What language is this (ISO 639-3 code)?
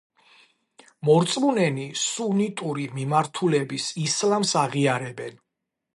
kat